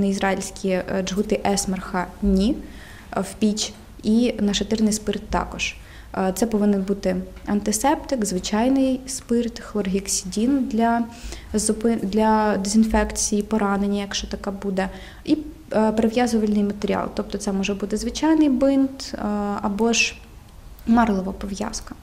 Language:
Ukrainian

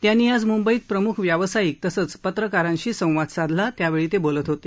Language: Marathi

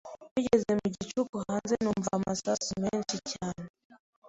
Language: Kinyarwanda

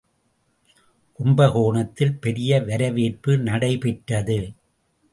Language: Tamil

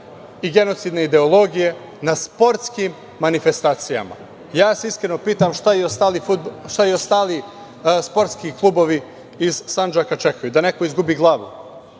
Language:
Serbian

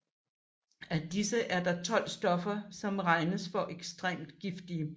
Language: Danish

